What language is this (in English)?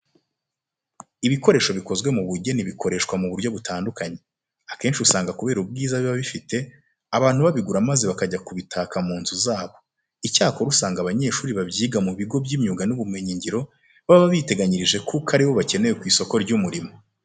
Kinyarwanda